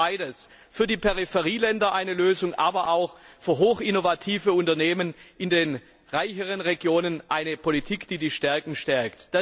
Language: German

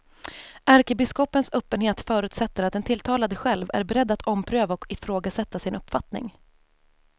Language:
Swedish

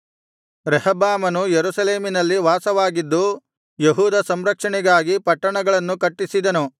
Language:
Kannada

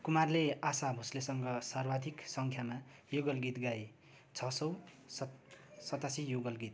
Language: Nepali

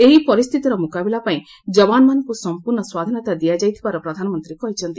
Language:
Odia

